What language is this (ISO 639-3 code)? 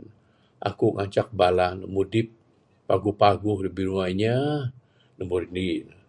sdo